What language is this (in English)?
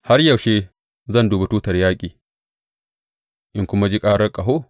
Hausa